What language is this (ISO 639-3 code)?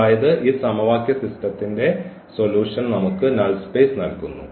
mal